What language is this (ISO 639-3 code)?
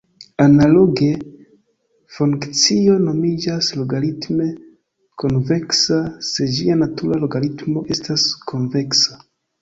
epo